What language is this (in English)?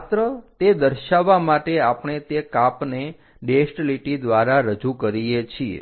Gujarati